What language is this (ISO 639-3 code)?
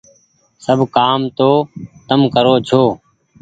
gig